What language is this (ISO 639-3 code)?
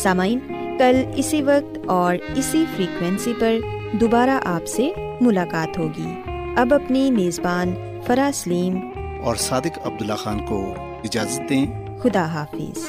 urd